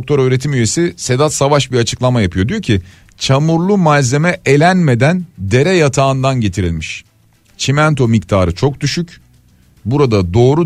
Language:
Turkish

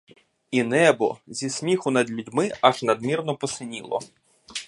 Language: Ukrainian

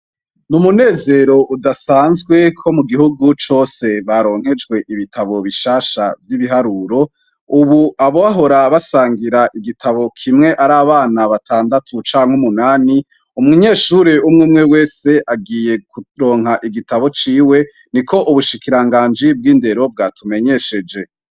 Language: Rundi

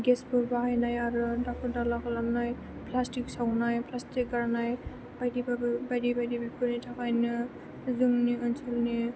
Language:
Bodo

